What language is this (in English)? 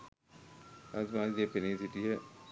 Sinhala